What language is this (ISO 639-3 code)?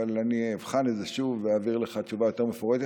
heb